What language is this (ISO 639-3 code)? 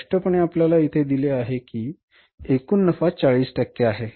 mar